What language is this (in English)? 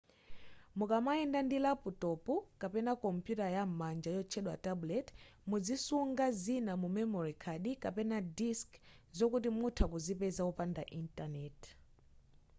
Nyanja